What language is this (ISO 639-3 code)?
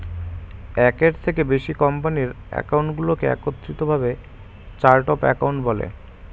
ben